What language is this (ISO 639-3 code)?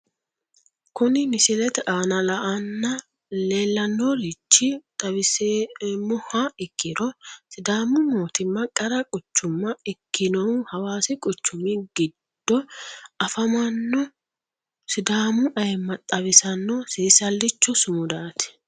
sid